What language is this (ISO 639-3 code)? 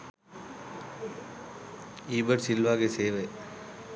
sin